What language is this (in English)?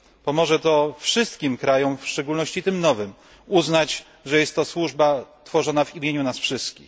Polish